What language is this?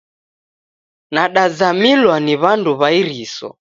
Taita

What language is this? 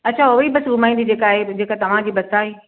Sindhi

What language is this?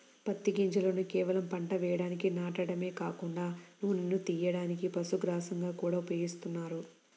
Telugu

